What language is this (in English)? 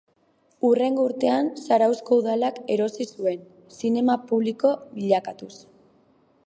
Basque